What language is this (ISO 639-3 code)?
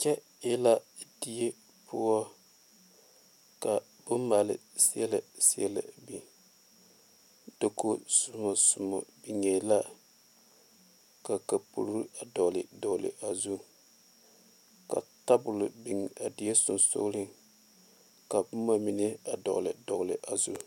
dga